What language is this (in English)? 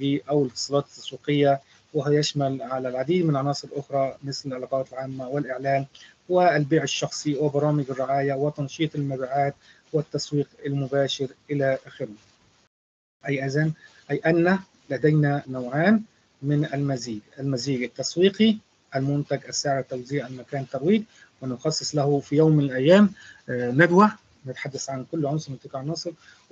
Arabic